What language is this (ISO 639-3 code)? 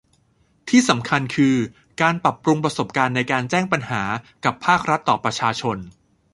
tha